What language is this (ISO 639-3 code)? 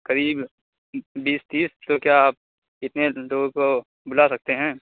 urd